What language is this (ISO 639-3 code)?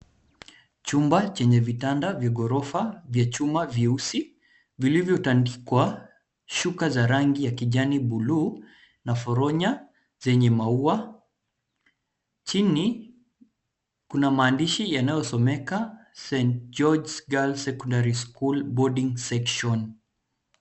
swa